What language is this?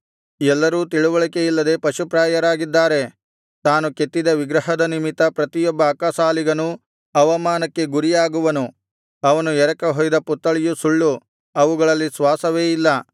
Kannada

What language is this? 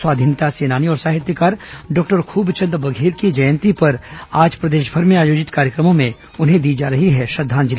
Hindi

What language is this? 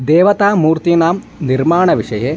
Sanskrit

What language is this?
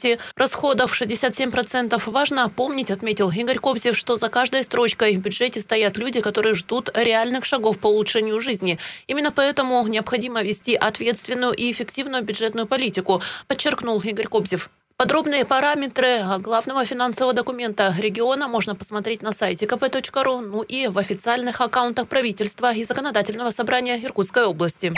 Russian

